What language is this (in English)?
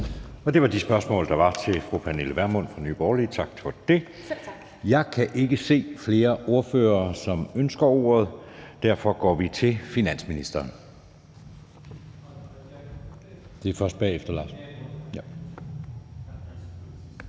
Danish